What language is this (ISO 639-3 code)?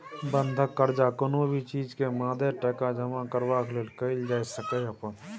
mai